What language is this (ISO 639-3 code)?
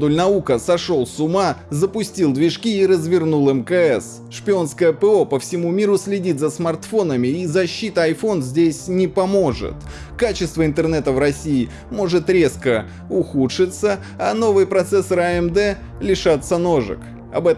rus